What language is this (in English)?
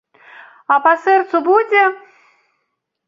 Belarusian